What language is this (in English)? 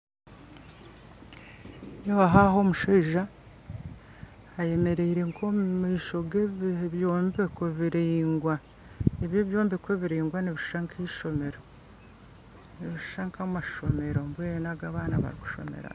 Nyankole